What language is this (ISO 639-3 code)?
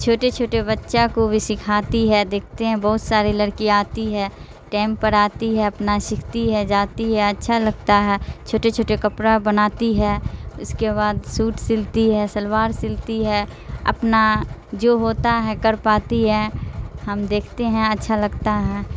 urd